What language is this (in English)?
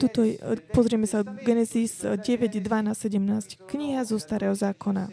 Slovak